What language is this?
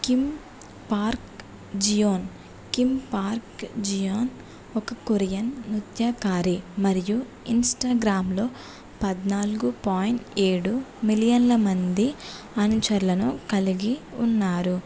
Telugu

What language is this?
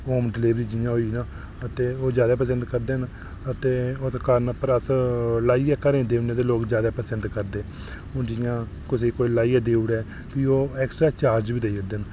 Dogri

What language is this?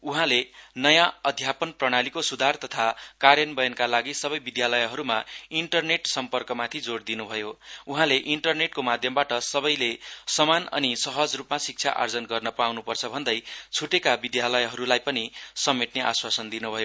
Nepali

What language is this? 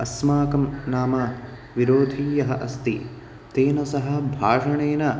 Sanskrit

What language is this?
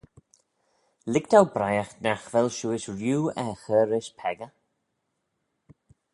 Manx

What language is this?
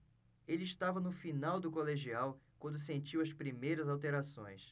Portuguese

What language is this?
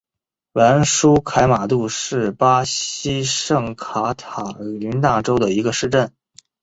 Chinese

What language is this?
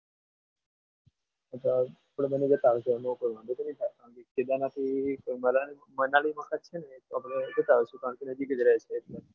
Gujarati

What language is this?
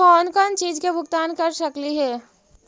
Magahi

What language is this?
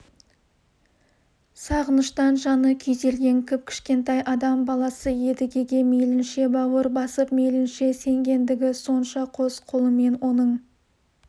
Kazakh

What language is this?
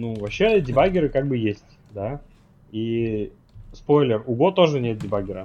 Russian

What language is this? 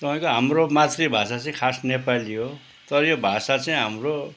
Nepali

